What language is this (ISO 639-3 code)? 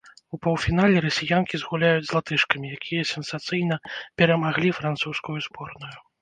bel